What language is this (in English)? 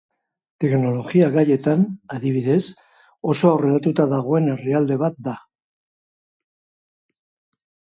Basque